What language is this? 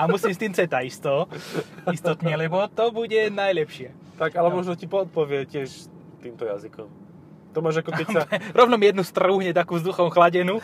Slovak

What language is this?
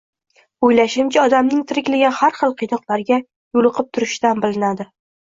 Uzbek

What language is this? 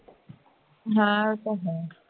Punjabi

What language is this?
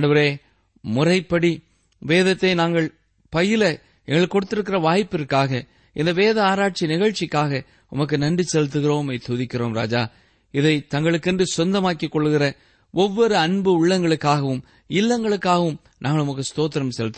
Tamil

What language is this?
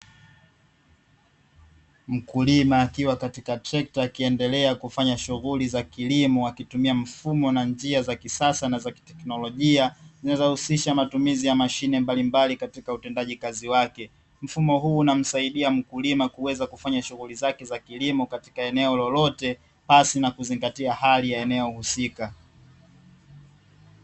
Swahili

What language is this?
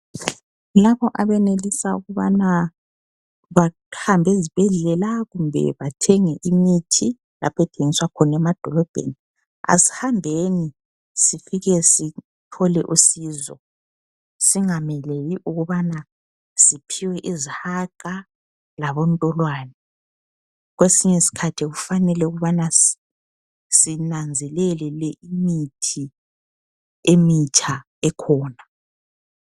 North Ndebele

